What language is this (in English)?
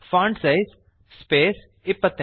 Kannada